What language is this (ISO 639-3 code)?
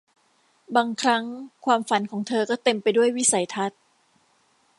tha